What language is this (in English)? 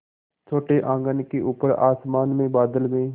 Hindi